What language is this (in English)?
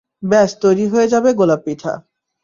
Bangla